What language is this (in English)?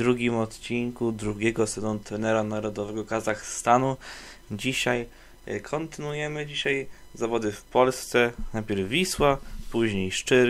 Polish